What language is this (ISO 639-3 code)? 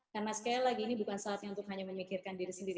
ind